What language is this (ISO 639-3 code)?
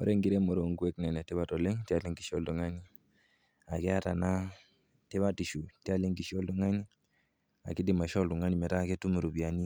mas